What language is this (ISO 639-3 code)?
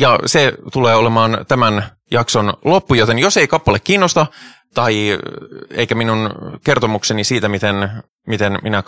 fin